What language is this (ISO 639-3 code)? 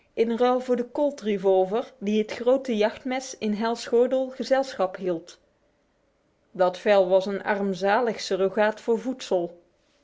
nld